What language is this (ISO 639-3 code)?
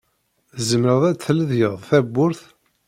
kab